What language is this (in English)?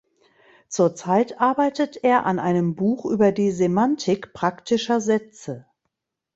German